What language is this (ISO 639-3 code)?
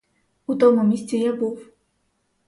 ukr